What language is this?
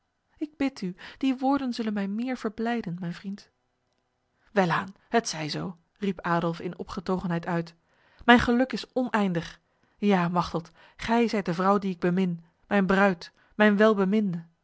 Dutch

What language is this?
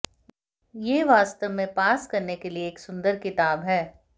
Hindi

